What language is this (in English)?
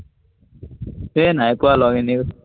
Assamese